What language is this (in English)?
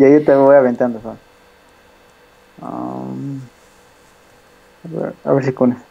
Spanish